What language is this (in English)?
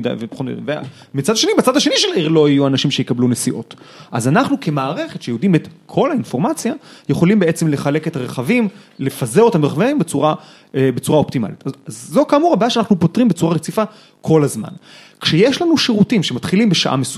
Hebrew